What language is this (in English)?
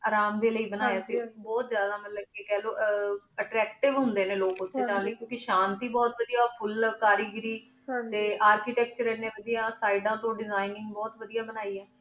Punjabi